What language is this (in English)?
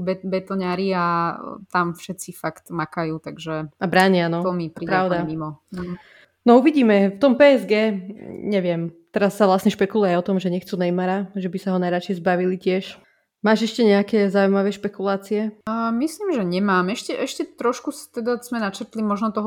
Slovak